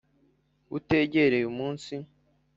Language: Kinyarwanda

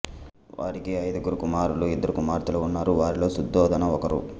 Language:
Telugu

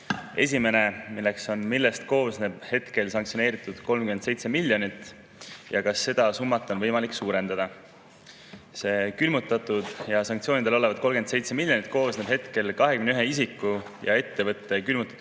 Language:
Estonian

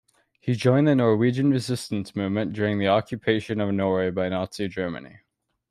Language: English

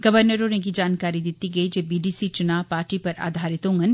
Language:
Dogri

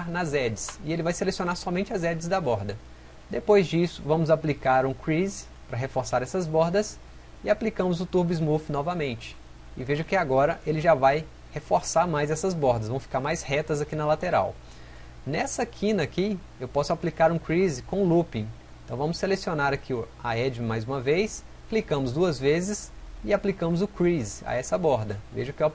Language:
Portuguese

